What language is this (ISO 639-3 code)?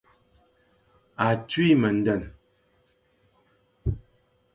fan